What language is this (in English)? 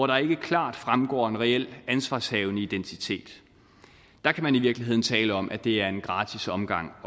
Danish